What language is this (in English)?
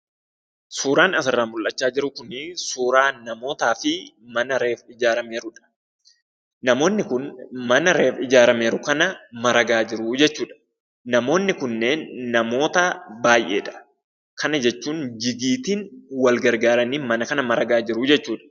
Oromo